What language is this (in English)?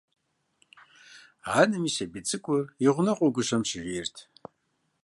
Kabardian